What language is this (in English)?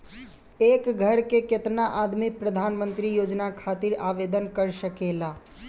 Bhojpuri